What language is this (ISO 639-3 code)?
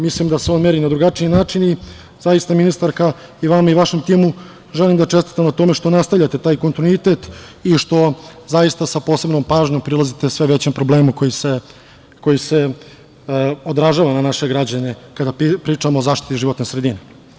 srp